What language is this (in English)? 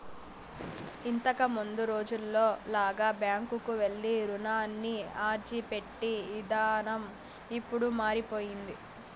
Telugu